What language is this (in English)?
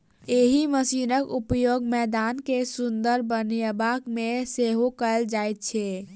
Maithili